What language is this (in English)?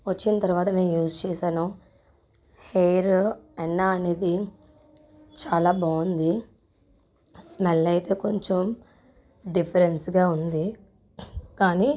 Telugu